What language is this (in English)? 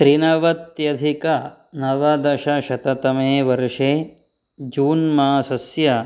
Sanskrit